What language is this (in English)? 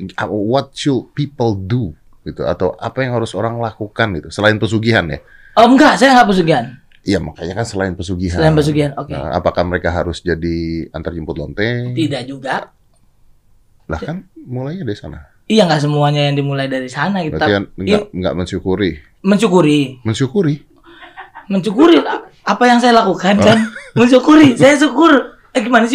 Indonesian